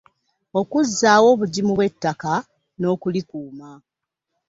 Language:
Ganda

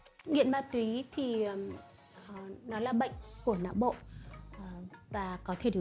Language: Vietnamese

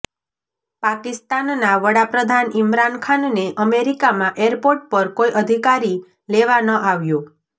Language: Gujarati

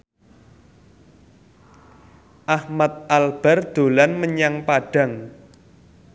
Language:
Javanese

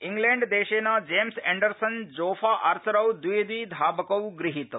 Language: Sanskrit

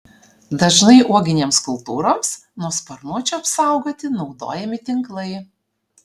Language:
Lithuanian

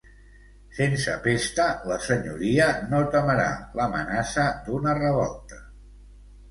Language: Catalan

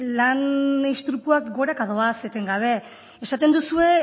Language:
Basque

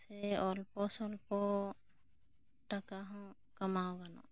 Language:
Santali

